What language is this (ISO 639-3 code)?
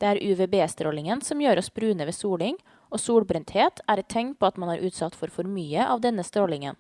nor